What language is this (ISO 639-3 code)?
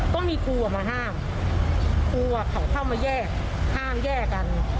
tha